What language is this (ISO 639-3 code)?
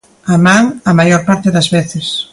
glg